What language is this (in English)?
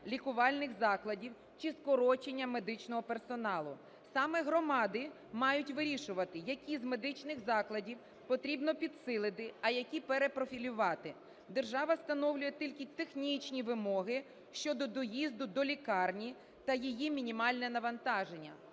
Ukrainian